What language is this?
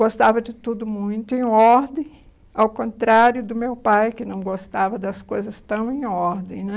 Portuguese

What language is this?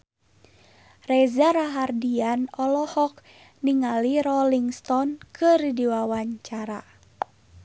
Sundanese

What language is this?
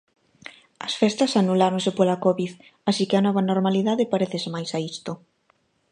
Galician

